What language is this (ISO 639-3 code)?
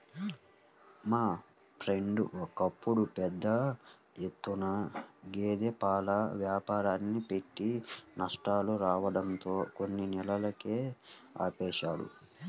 tel